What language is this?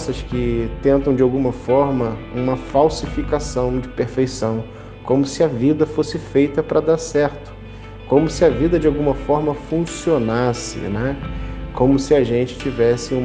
Portuguese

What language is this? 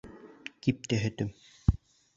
Bashkir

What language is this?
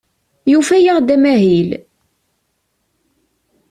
Kabyle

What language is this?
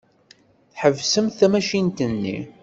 Kabyle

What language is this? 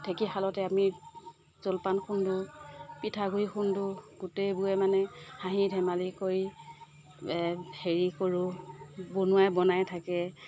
Assamese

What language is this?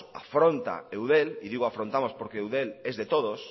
Spanish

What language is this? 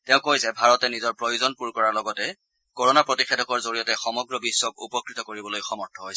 Assamese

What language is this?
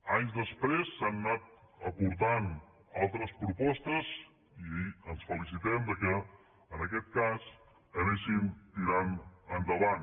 Catalan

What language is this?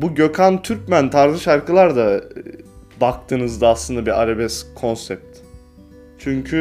Turkish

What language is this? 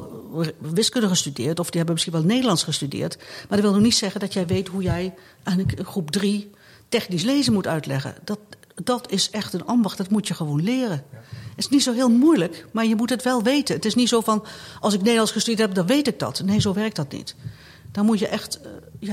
Dutch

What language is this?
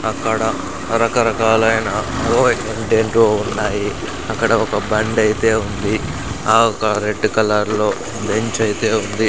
Telugu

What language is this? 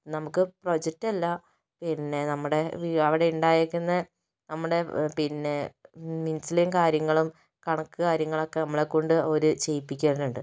Malayalam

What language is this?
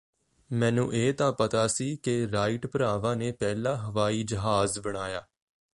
Punjabi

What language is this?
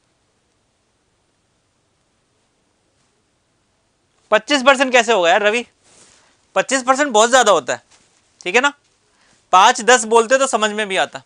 Hindi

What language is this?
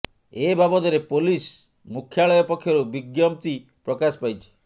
Odia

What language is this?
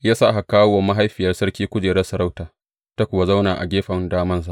Hausa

